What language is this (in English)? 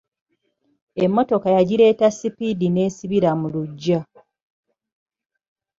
Ganda